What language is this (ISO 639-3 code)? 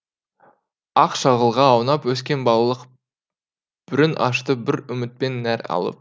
kaz